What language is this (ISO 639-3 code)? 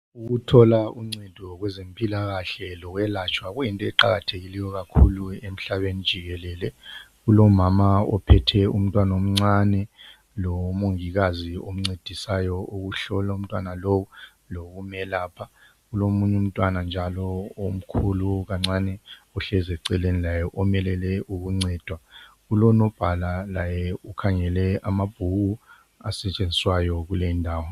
nde